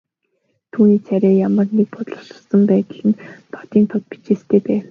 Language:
Mongolian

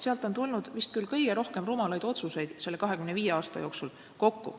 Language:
Estonian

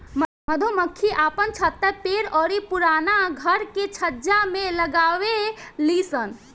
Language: Bhojpuri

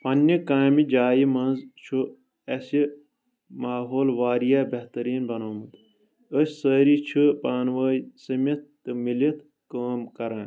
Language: Kashmiri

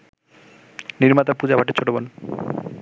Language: Bangla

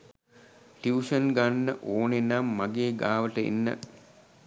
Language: Sinhala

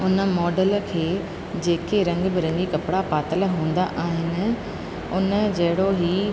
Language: Sindhi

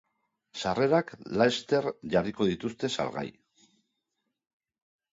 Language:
Basque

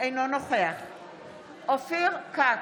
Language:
Hebrew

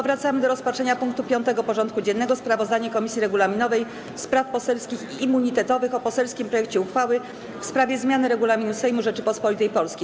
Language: Polish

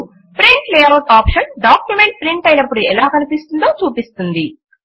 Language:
Telugu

